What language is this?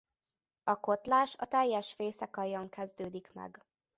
Hungarian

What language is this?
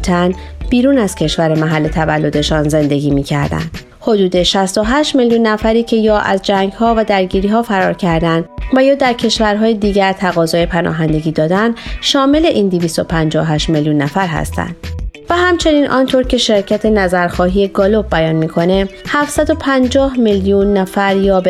Persian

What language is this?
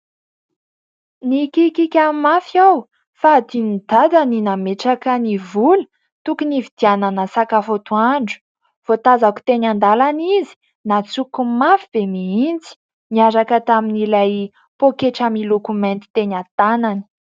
Malagasy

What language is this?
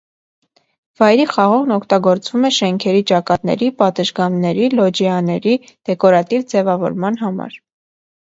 Armenian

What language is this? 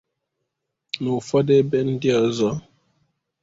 Igbo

